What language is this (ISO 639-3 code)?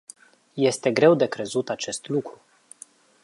ron